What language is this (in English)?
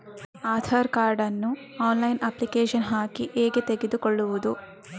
Kannada